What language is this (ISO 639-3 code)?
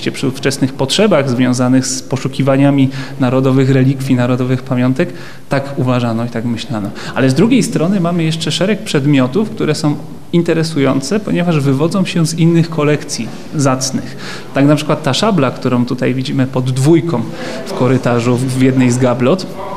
pol